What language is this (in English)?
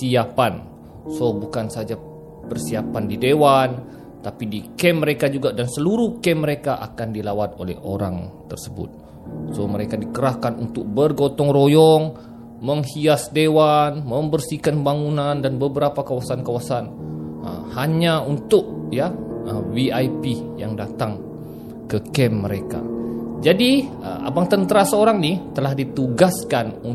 Malay